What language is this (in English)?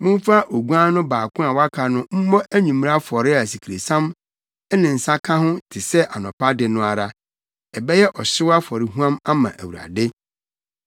Akan